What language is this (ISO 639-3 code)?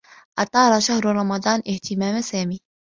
ara